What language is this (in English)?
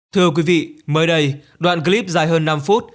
Vietnamese